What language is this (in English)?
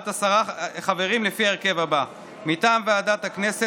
Hebrew